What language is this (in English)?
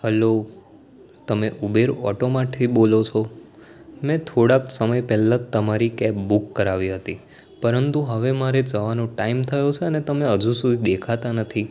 Gujarati